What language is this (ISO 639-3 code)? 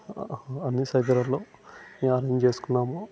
tel